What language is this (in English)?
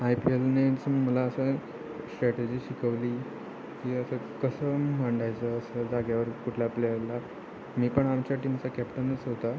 Marathi